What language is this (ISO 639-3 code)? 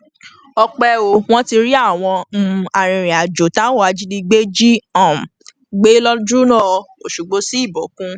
yor